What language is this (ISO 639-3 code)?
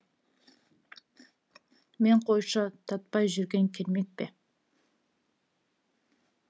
kaz